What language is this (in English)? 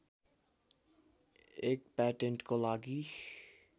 Nepali